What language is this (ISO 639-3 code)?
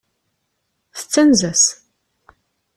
kab